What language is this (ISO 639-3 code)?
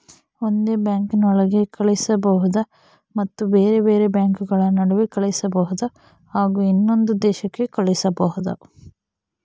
kan